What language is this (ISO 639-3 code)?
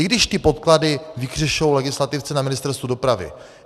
ces